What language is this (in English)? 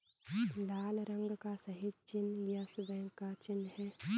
Hindi